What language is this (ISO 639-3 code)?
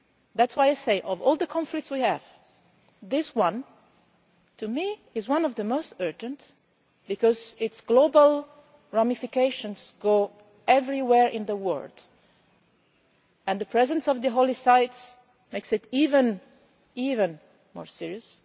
eng